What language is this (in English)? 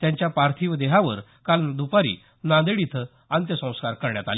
Marathi